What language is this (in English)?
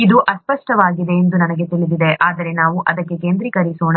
Kannada